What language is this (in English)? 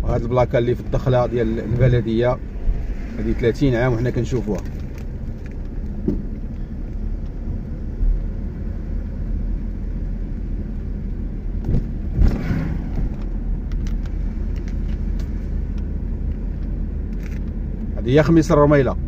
Arabic